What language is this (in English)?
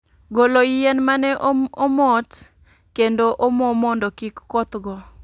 Luo (Kenya and Tanzania)